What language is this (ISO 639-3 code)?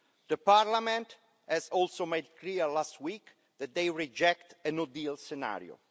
eng